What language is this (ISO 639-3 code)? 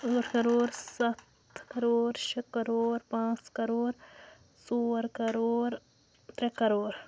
kas